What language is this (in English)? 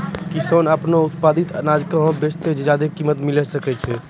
Maithili